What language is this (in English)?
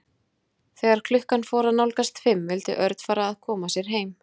Icelandic